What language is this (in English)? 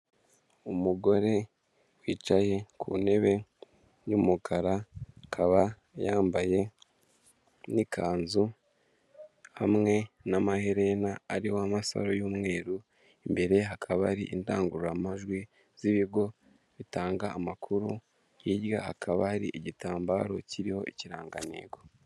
Kinyarwanda